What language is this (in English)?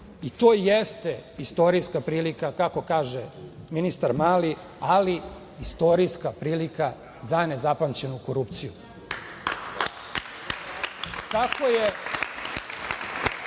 Serbian